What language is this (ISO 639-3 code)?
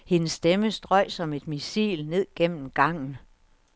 dan